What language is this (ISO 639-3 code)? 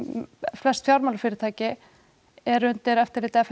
isl